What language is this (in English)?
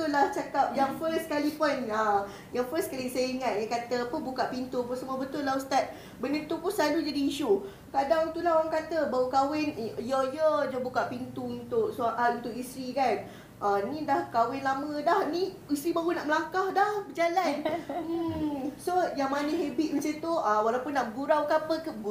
Malay